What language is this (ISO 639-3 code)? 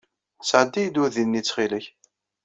kab